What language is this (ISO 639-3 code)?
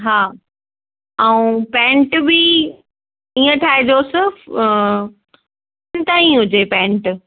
snd